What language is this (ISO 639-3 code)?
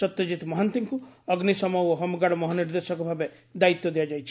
ori